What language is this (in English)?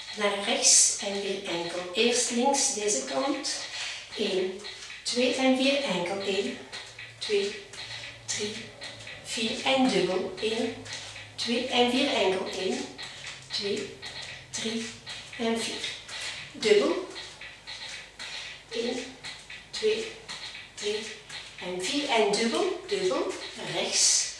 Dutch